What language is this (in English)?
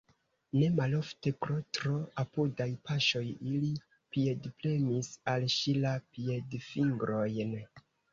Esperanto